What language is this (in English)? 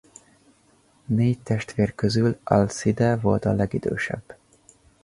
Hungarian